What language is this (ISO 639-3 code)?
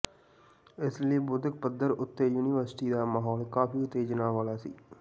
pan